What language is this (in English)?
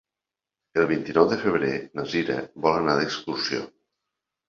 Catalan